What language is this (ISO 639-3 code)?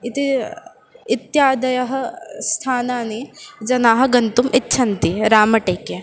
san